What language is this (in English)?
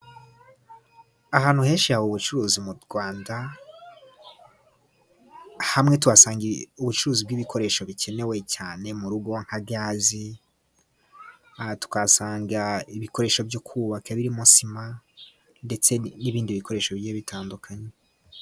Kinyarwanda